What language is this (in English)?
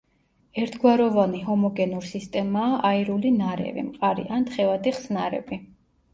Georgian